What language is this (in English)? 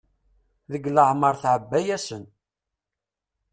Kabyle